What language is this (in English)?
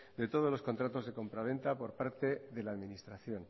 Spanish